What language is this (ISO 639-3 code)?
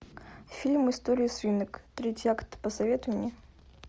rus